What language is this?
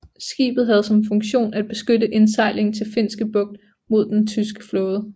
Danish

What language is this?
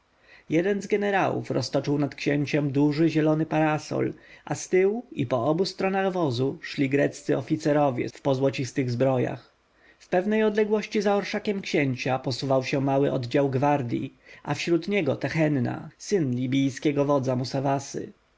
Polish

